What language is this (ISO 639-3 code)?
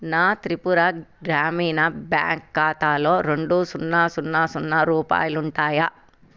tel